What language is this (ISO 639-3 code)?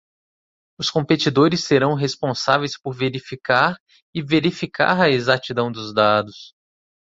por